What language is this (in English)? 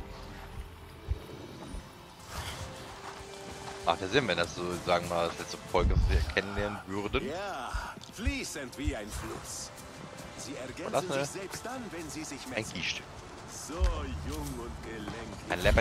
German